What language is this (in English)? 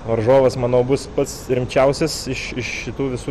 Lithuanian